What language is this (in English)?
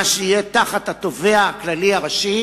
Hebrew